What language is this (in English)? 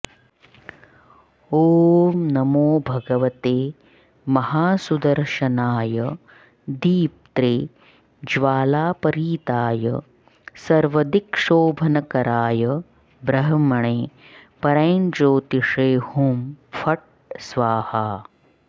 Sanskrit